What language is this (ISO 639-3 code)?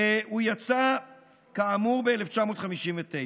heb